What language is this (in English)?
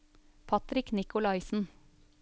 Norwegian